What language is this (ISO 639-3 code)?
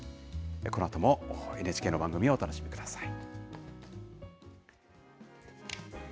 jpn